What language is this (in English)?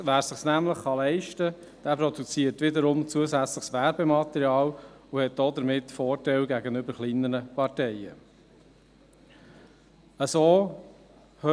Swiss German